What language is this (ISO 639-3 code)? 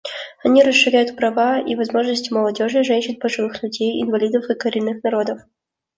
rus